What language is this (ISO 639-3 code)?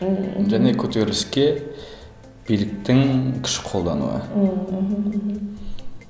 kaz